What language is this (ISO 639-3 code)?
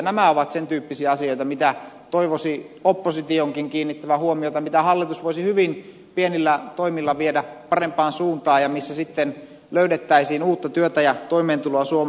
fin